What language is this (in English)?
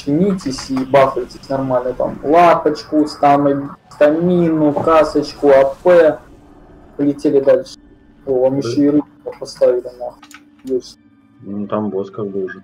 Russian